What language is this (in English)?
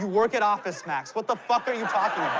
English